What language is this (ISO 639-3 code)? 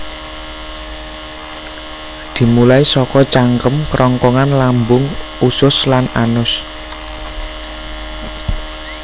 jav